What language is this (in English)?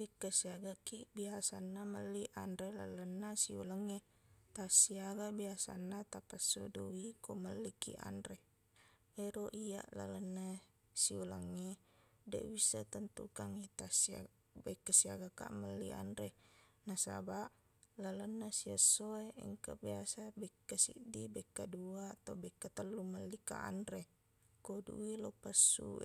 Buginese